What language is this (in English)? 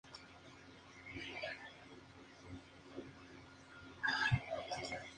Spanish